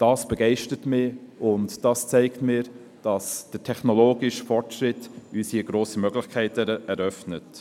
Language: Swiss German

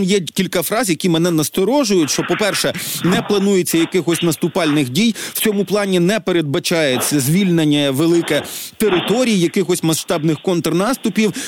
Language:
Ukrainian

